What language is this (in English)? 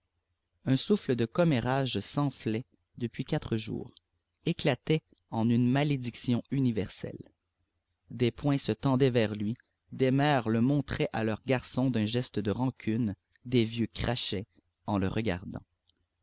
French